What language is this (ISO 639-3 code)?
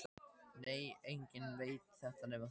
isl